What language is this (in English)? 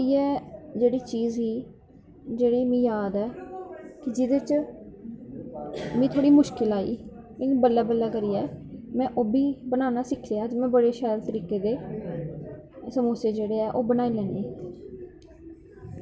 Dogri